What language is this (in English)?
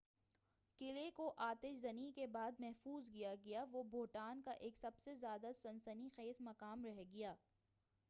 Urdu